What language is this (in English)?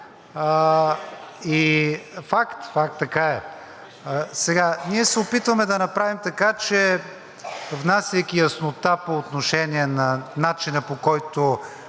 Bulgarian